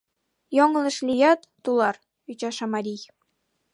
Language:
Mari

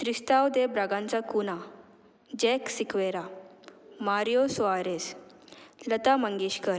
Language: Konkani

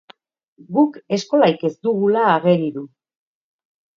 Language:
Basque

